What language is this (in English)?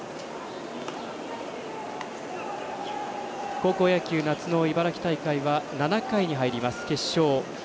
Japanese